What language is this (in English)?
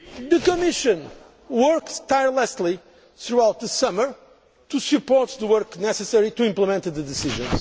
English